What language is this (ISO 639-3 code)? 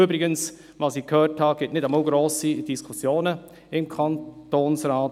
gsw